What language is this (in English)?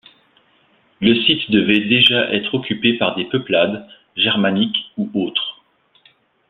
French